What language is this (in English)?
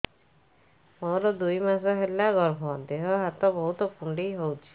Odia